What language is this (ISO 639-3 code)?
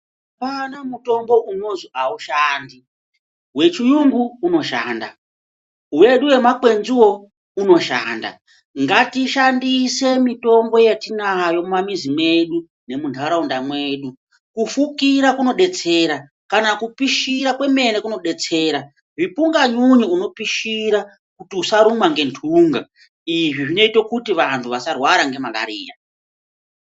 ndc